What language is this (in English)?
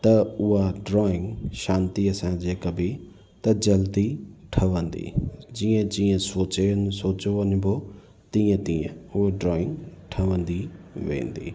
Sindhi